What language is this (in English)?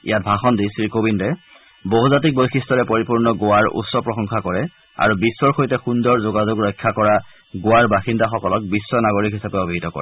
Assamese